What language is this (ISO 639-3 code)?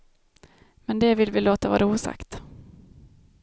swe